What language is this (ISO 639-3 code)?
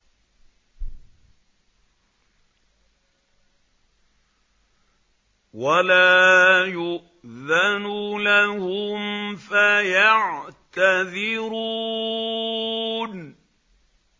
ara